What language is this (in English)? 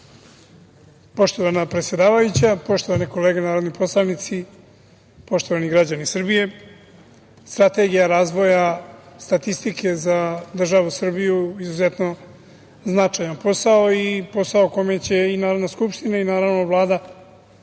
Serbian